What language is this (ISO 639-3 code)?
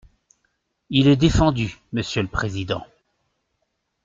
fra